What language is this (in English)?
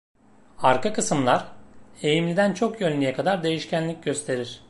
Turkish